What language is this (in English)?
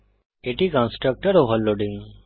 Bangla